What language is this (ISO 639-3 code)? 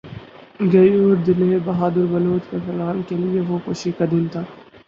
urd